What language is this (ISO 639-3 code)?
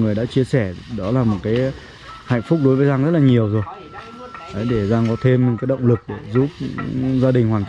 vie